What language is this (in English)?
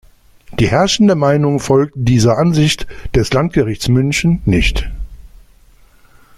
German